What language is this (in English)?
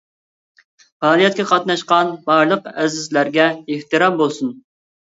Uyghur